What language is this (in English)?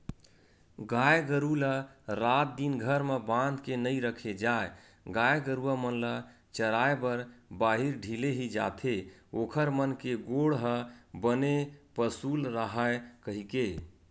Chhattisgarhi